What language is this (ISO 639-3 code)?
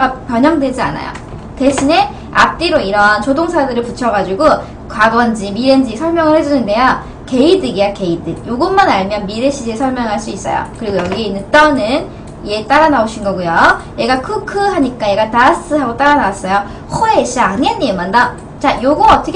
kor